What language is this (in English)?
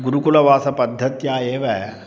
Sanskrit